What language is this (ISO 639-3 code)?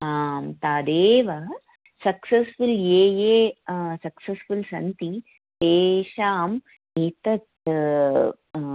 san